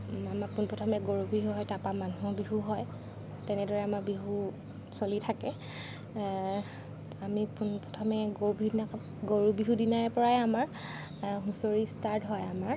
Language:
Assamese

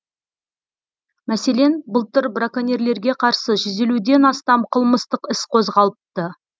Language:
Kazakh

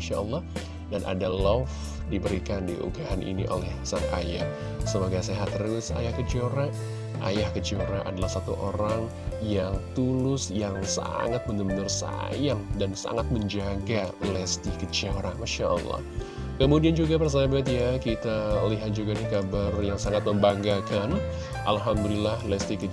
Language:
Indonesian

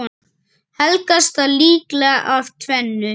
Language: Icelandic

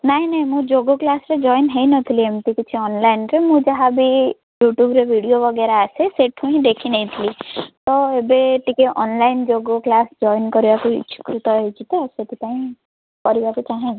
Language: Odia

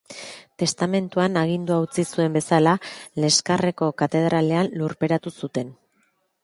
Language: Basque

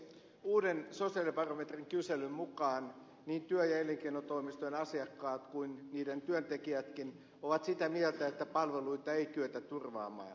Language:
Finnish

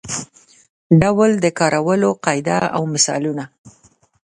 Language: Pashto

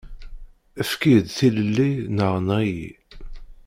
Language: Kabyle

